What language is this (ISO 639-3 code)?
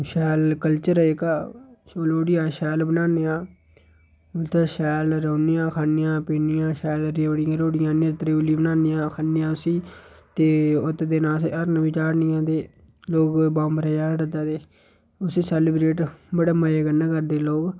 doi